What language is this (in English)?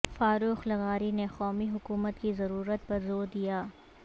Urdu